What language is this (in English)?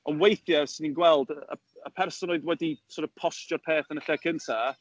Welsh